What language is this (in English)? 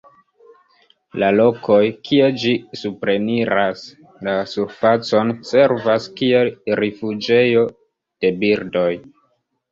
Esperanto